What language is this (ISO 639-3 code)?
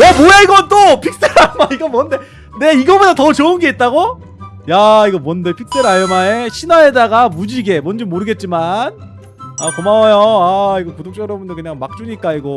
kor